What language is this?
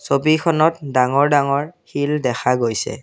Assamese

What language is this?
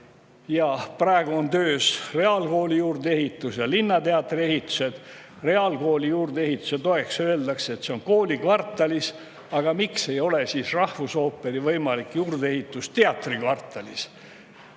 Estonian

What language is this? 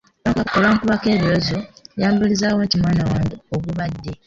Ganda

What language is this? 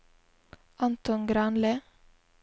Norwegian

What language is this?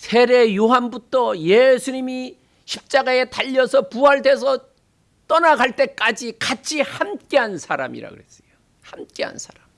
Korean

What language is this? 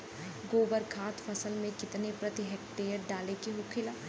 Bhojpuri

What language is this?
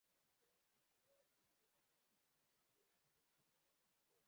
Kinyarwanda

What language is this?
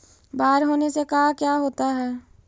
Magahi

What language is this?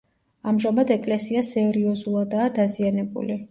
Georgian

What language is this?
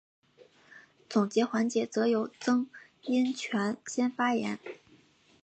Chinese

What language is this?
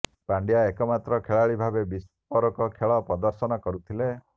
Odia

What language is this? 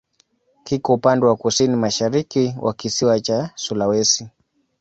Swahili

